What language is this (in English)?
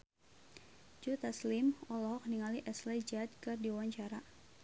Sundanese